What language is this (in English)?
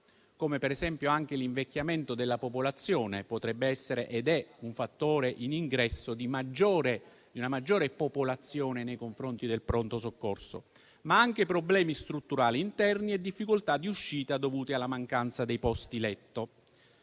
Italian